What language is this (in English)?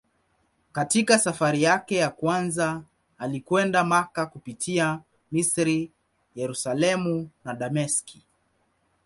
Swahili